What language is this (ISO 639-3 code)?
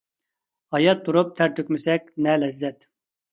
uig